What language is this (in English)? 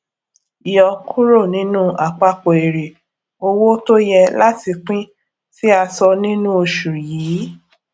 Yoruba